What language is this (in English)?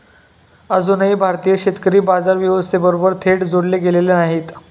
Marathi